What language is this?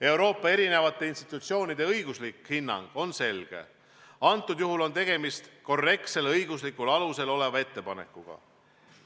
Estonian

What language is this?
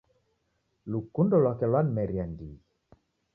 Taita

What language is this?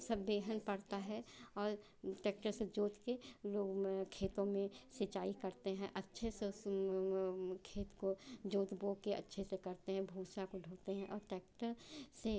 Hindi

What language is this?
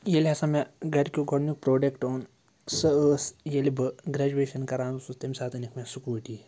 Kashmiri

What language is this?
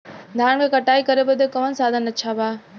Bhojpuri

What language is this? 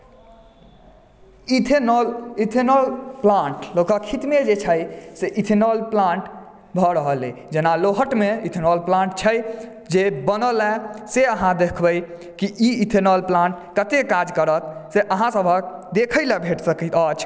Maithili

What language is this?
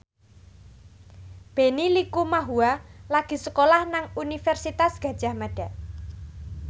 Javanese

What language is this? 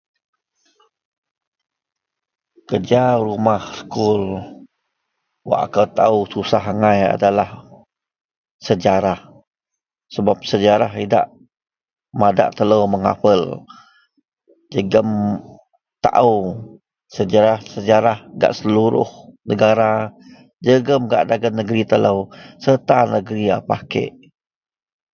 Central Melanau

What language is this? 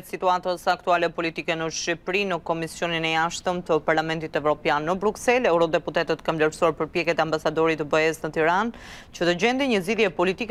Romanian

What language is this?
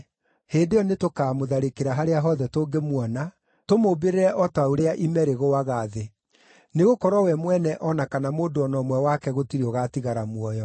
Kikuyu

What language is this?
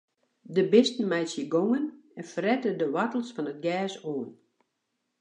Western Frisian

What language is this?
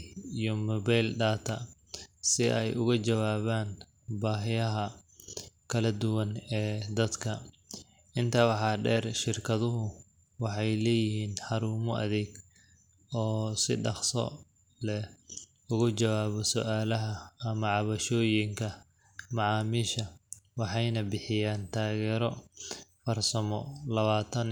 Somali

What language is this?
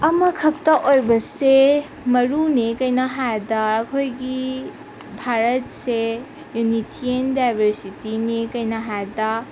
Manipuri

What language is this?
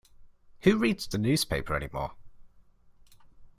English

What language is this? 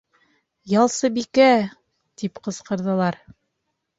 Bashkir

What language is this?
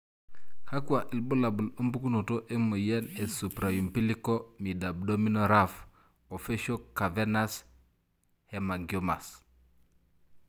Masai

